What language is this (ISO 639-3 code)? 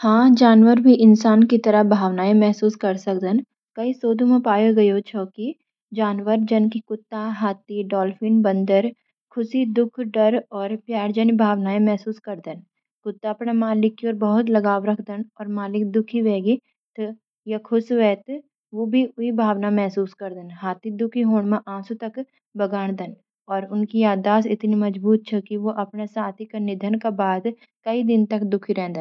gbm